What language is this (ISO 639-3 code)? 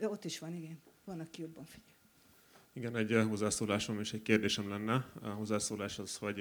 hun